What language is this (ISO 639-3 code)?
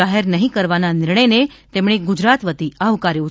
guj